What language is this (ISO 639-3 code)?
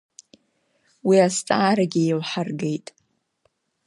abk